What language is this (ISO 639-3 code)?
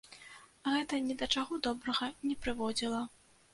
bel